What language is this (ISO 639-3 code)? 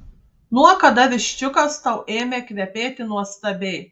lit